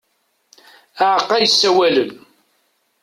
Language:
Kabyle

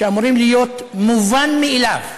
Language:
Hebrew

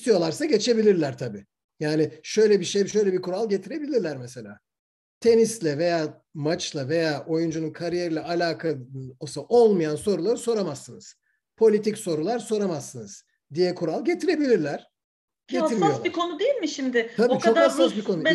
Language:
Turkish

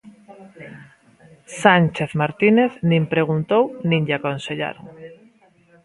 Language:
Galician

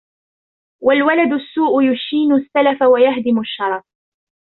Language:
Arabic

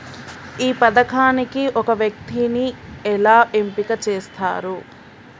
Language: Telugu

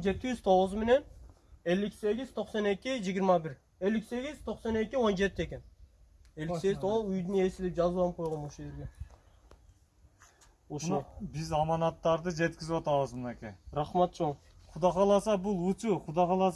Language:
Turkish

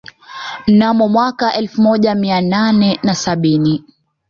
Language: Swahili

